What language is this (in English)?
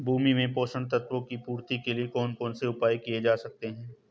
Hindi